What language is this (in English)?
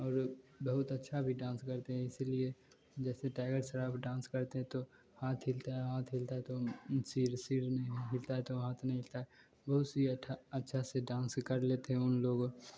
Hindi